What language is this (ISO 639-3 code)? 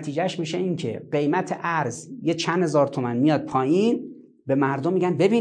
fas